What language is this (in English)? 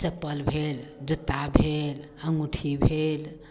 Maithili